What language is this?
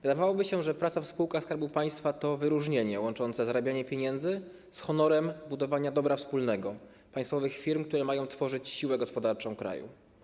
Polish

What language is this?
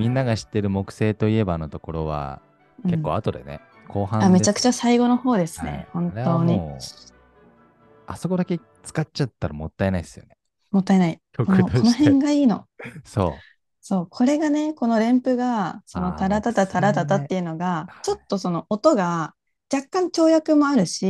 Japanese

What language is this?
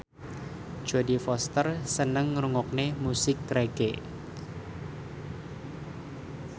Javanese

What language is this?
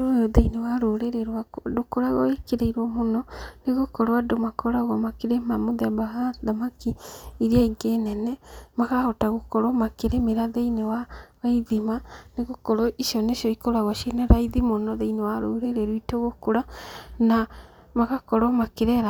Kikuyu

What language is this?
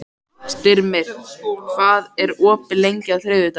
Icelandic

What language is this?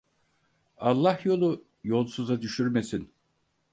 Turkish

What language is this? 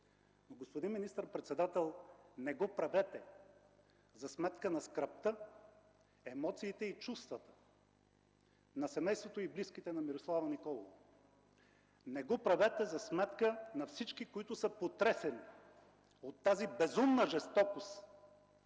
Bulgarian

